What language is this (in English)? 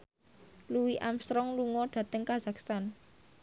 Javanese